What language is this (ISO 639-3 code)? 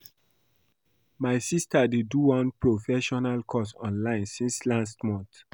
pcm